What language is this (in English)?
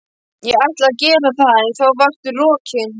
Icelandic